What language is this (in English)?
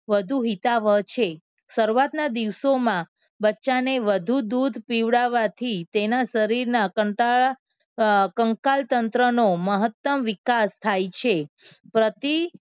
Gujarati